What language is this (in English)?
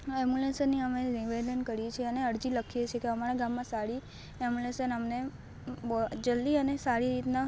Gujarati